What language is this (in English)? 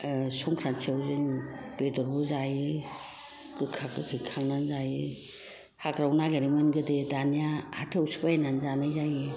Bodo